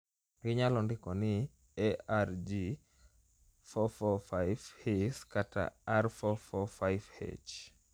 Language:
Luo (Kenya and Tanzania)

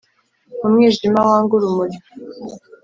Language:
Kinyarwanda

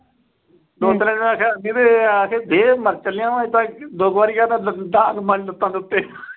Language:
Punjabi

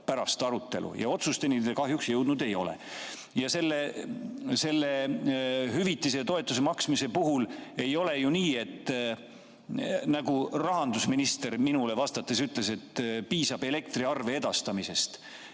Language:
Estonian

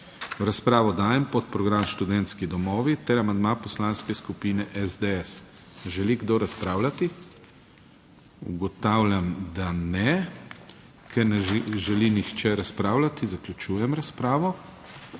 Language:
Slovenian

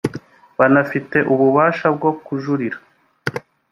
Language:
Kinyarwanda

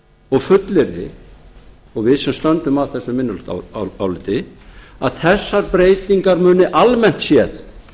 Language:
Icelandic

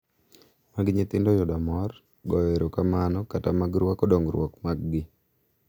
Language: Luo (Kenya and Tanzania)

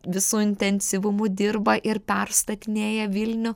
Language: Lithuanian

